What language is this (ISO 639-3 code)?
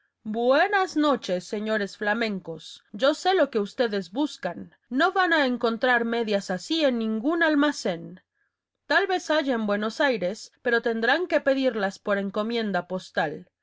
spa